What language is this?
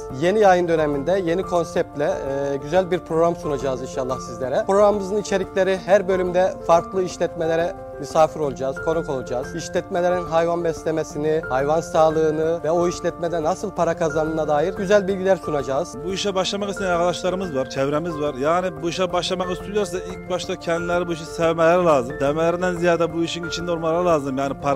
Turkish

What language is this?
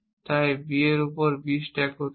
Bangla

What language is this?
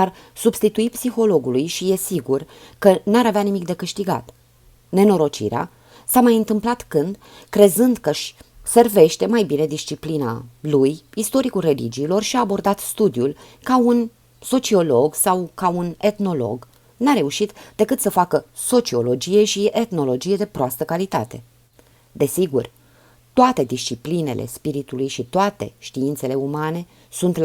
Romanian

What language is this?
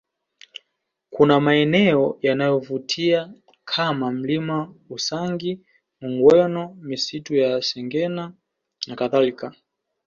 Swahili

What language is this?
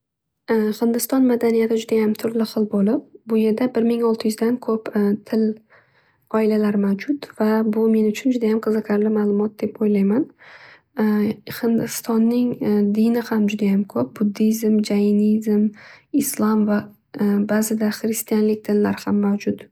Uzbek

